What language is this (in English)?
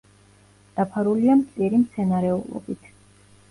Georgian